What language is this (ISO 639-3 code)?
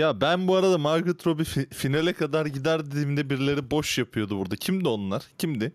tur